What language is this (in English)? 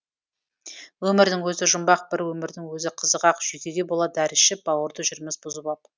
Kazakh